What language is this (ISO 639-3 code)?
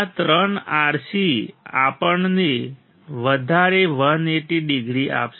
guj